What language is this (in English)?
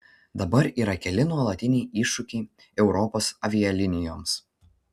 Lithuanian